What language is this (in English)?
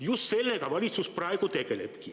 Estonian